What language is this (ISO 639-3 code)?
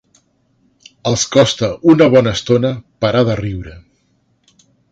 cat